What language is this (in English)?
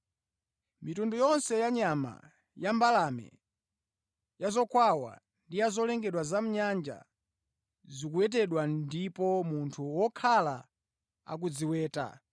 Nyanja